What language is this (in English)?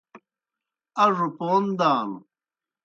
Kohistani Shina